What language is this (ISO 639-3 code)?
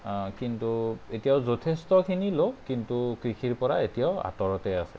asm